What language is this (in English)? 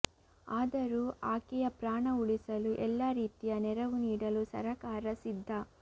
Kannada